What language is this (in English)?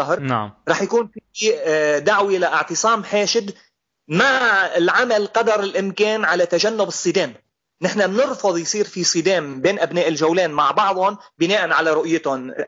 Arabic